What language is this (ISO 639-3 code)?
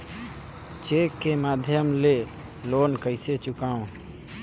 hne